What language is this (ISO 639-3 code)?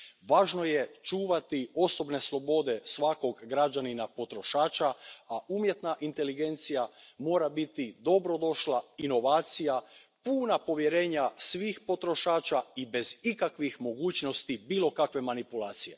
hrv